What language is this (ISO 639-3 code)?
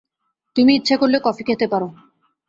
ben